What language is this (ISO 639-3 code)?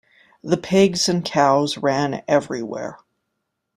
eng